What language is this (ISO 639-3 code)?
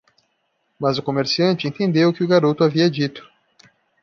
por